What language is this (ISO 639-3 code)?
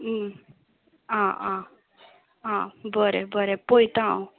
kok